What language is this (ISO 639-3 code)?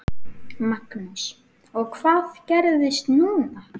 isl